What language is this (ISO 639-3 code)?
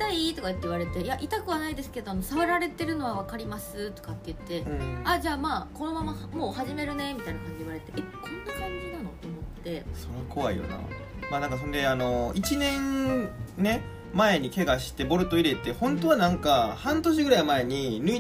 jpn